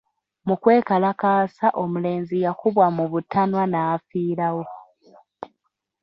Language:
Ganda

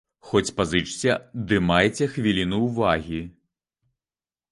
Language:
Belarusian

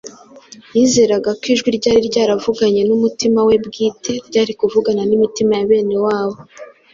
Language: Kinyarwanda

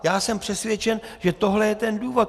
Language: Czech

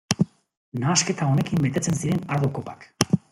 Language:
Basque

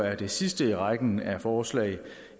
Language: Danish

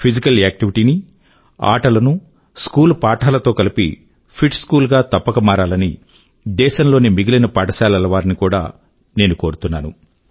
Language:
Telugu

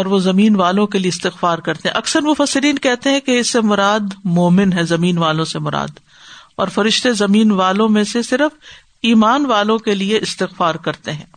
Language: Urdu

